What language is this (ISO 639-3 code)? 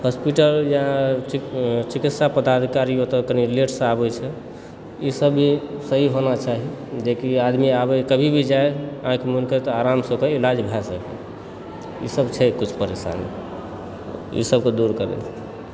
mai